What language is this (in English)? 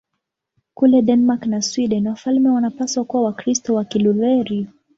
Swahili